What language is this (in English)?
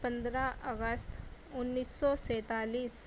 Urdu